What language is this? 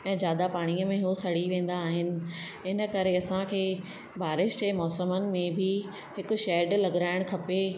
Sindhi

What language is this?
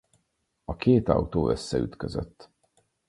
Hungarian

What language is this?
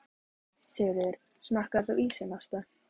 Icelandic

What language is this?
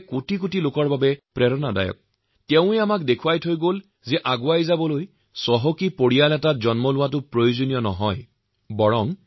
Assamese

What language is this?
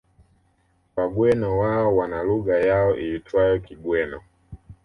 Swahili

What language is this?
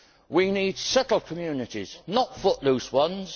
English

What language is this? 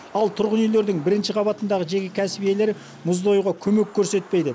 Kazakh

